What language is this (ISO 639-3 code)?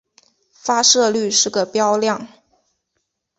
zho